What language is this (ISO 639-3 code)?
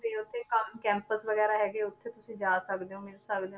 pan